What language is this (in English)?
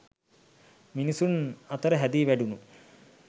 Sinhala